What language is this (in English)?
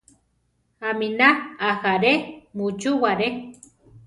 Central Tarahumara